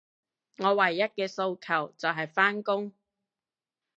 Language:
Cantonese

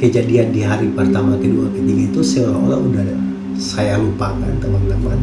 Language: Indonesian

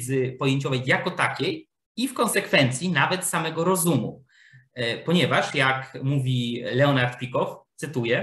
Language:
Polish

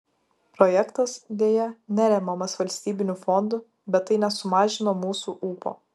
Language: Lithuanian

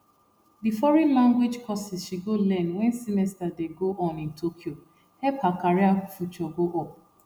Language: Nigerian Pidgin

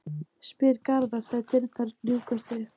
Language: Icelandic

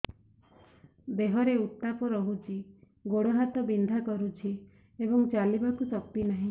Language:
Odia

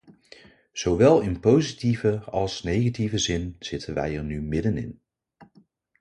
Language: Dutch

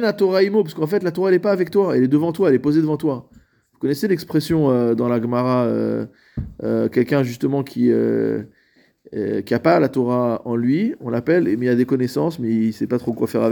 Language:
French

